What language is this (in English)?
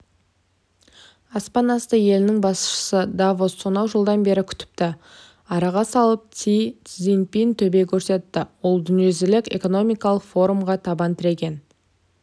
Kazakh